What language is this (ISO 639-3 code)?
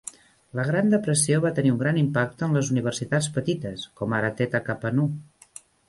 cat